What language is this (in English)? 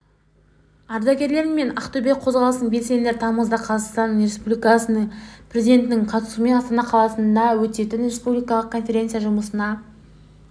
Kazakh